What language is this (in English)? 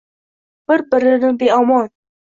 Uzbek